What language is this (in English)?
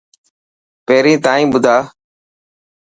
Dhatki